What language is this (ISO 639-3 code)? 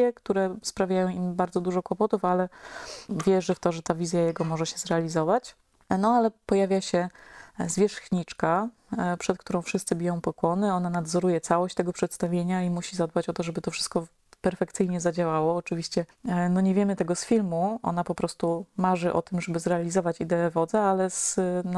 pol